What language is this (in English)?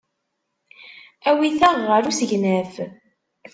Kabyle